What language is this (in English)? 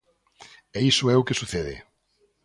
Galician